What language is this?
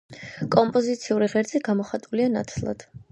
Georgian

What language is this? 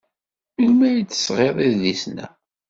Kabyle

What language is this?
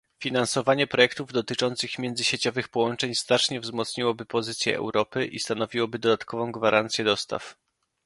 Polish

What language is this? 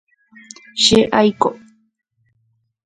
Guarani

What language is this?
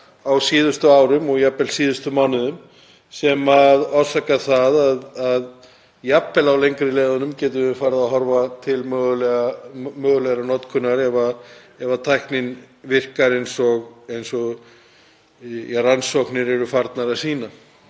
Icelandic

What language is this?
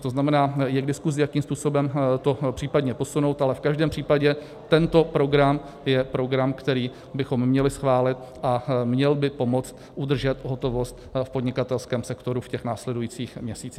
Czech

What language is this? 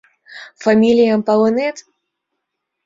Mari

